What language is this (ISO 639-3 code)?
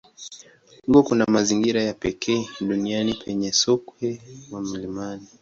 swa